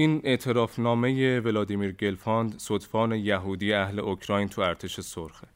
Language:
Persian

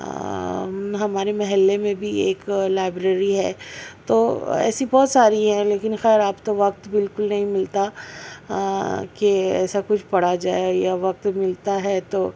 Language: Urdu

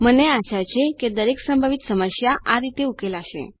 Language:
Gujarati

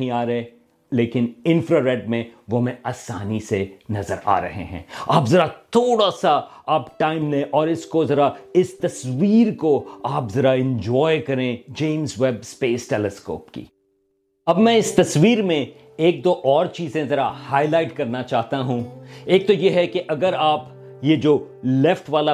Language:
Urdu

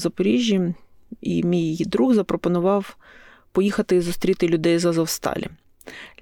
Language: Ukrainian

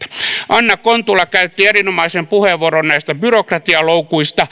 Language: Finnish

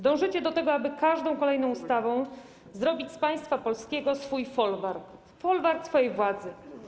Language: Polish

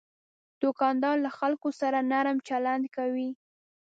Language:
Pashto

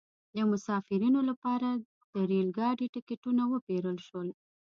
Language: Pashto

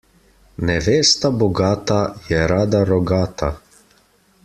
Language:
Slovenian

